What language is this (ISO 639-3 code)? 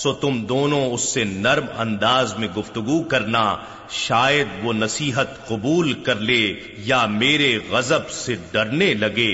urd